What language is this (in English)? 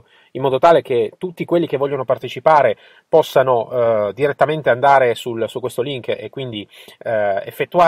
Italian